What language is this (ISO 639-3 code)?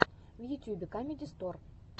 rus